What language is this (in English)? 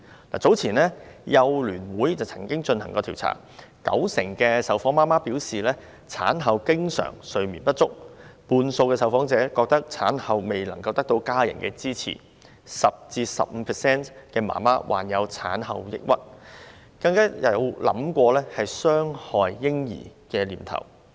Cantonese